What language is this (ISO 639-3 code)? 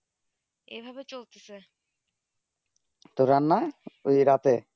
ben